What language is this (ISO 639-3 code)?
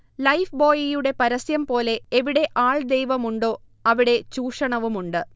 mal